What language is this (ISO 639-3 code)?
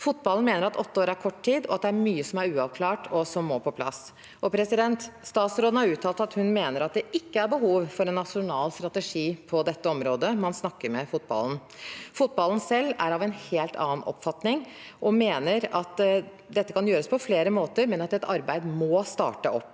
nor